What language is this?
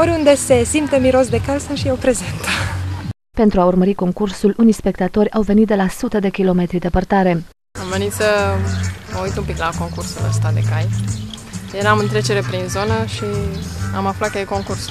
Romanian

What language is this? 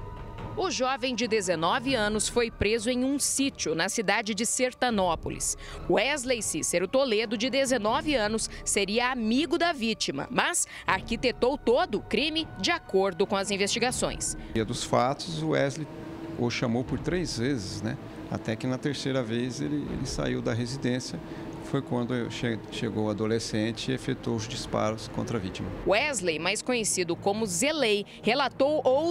Portuguese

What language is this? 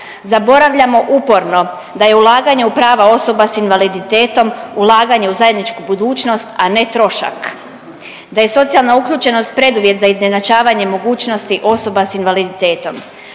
Croatian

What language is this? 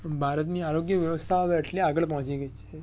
Gujarati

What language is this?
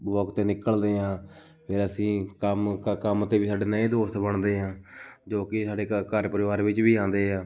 Punjabi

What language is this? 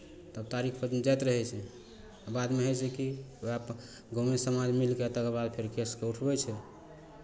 Maithili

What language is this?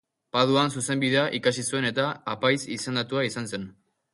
Basque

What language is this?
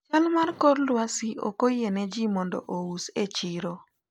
Luo (Kenya and Tanzania)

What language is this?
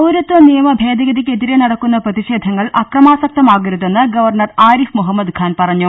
Malayalam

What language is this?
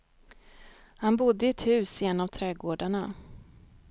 Swedish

